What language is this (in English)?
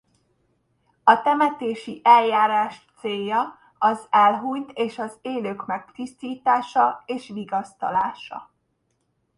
Hungarian